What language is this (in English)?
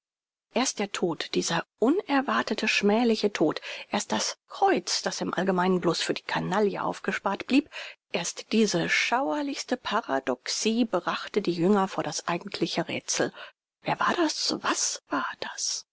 German